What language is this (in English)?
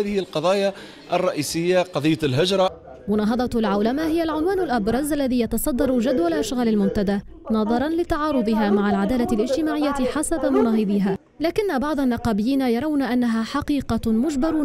Arabic